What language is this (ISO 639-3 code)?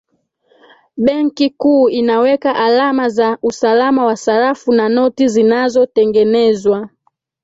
swa